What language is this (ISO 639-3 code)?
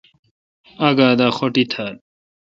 xka